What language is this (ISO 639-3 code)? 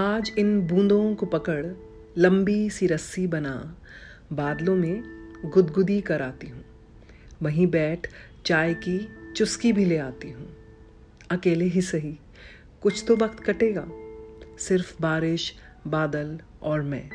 hin